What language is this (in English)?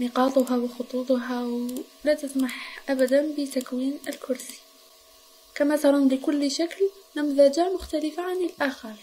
Arabic